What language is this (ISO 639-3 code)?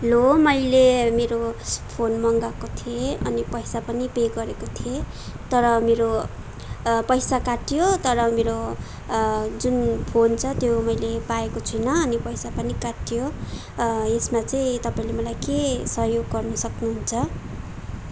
nep